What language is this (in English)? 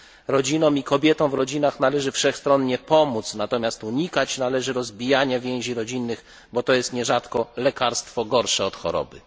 Polish